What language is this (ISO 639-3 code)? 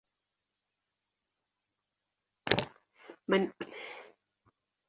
swa